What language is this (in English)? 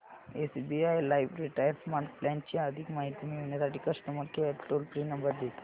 Marathi